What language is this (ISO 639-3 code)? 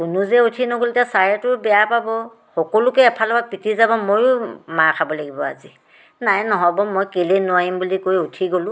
asm